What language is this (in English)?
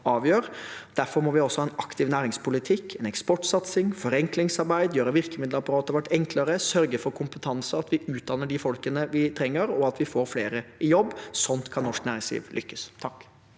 Norwegian